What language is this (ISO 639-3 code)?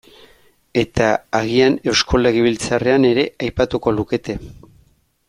eus